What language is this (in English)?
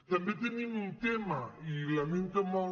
Catalan